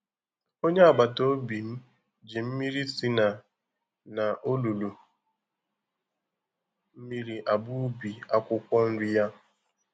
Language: Igbo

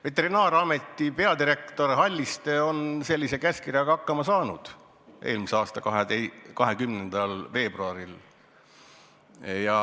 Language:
Estonian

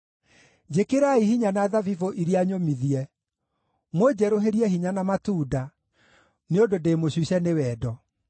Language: Kikuyu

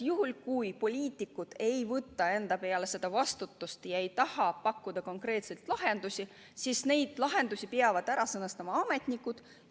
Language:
Estonian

